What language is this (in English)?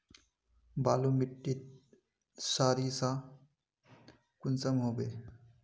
Magahi